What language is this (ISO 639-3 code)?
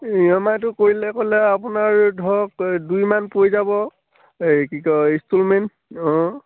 asm